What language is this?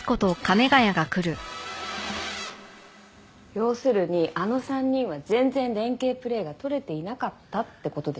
Japanese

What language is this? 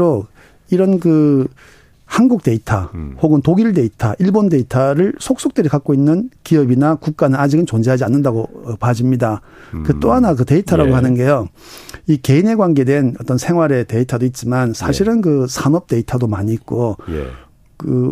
Korean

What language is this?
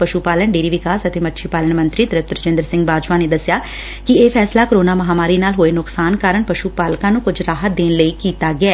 Punjabi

